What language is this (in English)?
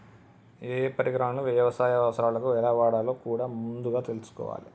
Telugu